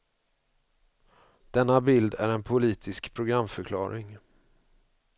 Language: Swedish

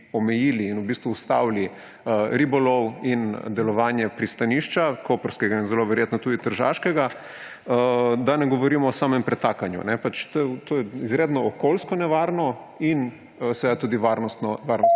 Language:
Slovenian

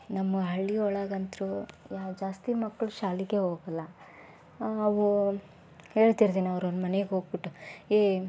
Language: Kannada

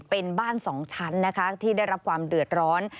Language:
Thai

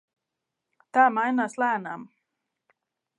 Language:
Latvian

